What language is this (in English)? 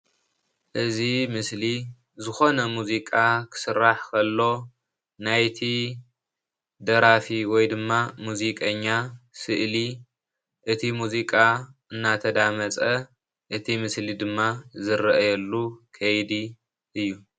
Tigrinya